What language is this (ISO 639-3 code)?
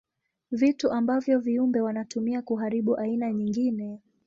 swa